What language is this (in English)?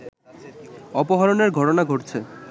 Bangla